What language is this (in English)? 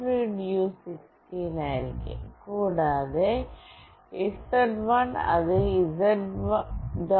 Malayalam